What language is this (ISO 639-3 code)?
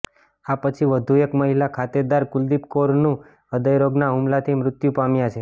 guj